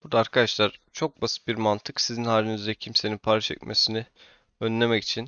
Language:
Turkish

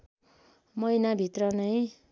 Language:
Nepali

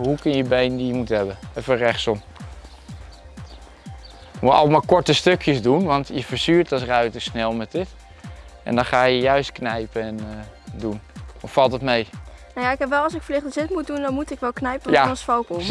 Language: Dutch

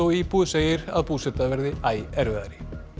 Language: Icelandic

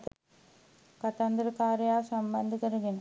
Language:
Sinhala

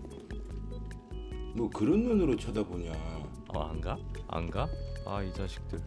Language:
Korean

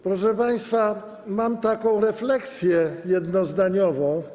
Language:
Polish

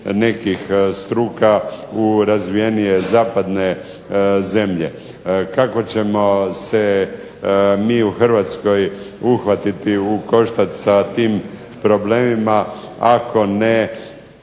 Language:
Croatian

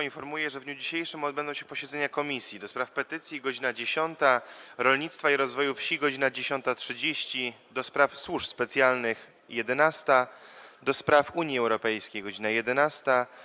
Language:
Polish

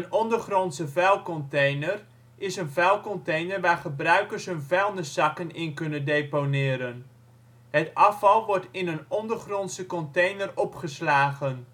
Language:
Dutch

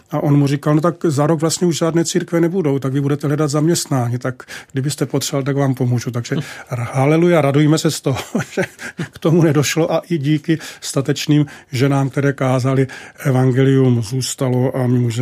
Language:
Czech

